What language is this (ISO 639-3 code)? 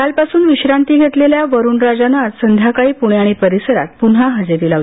mar